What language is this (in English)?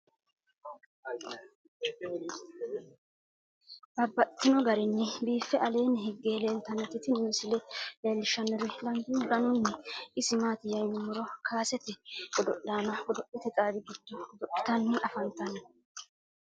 Sidamo